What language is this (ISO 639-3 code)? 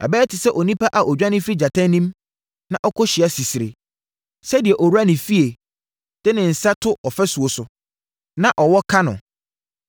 aka